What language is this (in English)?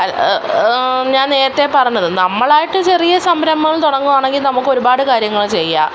Malayalam